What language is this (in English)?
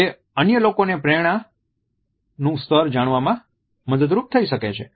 Gujarati